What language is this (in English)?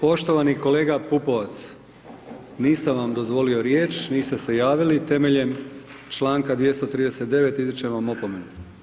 Croatian